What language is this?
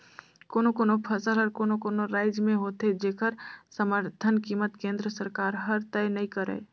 Chhattisgarhi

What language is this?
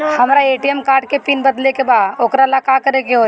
Bhojpuri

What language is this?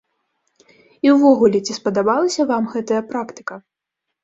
Belarusian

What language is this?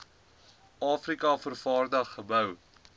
Afrikaans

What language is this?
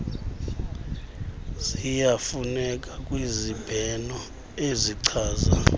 Xhosa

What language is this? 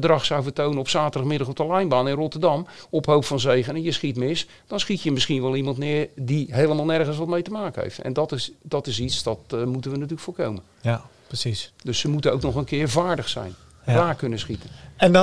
Dutch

